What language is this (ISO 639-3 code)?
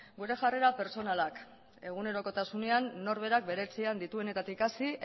eus